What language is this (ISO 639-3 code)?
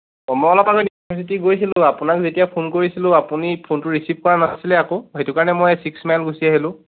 asm